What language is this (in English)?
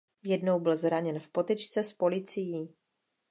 Czech